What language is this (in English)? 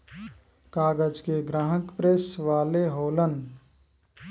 Bhojpuri